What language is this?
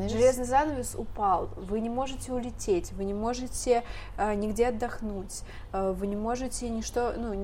Russian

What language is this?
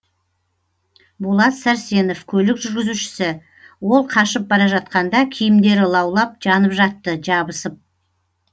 Kazakh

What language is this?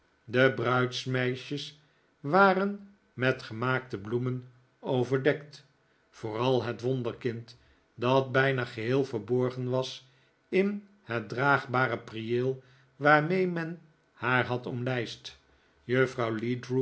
Dutch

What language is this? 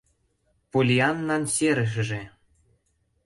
Mari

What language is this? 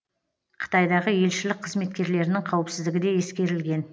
Kazakh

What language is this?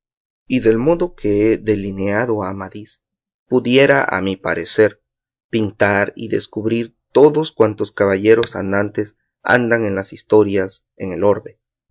Spanish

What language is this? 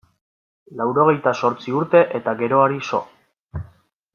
Basque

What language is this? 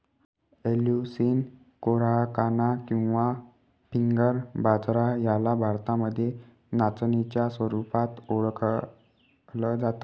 Marathi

